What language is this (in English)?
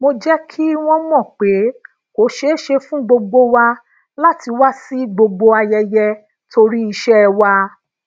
Yoruba